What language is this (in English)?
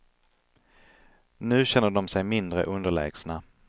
Swedish